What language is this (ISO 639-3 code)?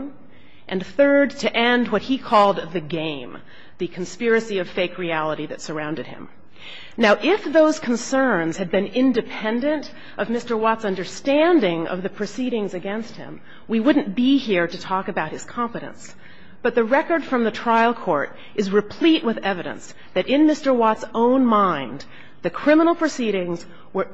eng